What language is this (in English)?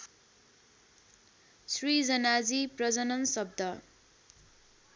Nepali